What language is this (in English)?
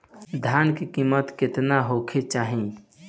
Bhojpuri